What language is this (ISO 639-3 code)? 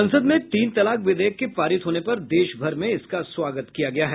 hin